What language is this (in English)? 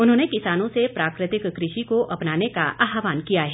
Hindi